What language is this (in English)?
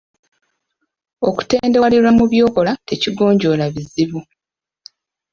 Ganda